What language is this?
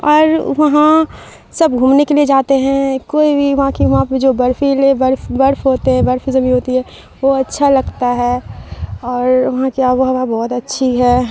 Urdu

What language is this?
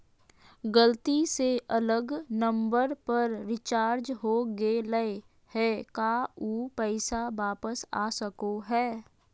Magahi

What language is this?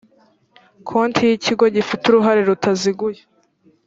Kinyarwanda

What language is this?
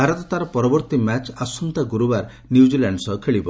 Odia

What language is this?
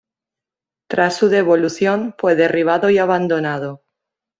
Spanish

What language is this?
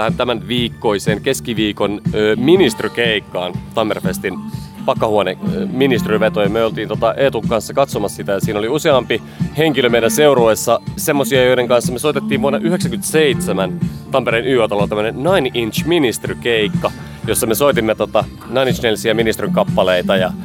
Finnish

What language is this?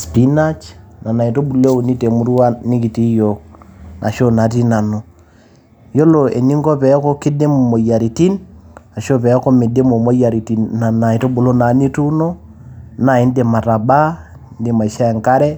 Masai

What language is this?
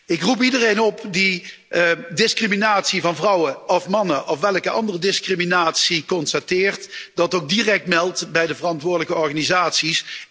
Dutch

